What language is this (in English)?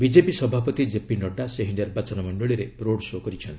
Odia